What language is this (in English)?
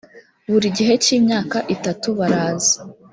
Kinyarwanda